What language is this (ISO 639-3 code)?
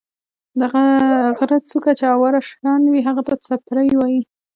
pus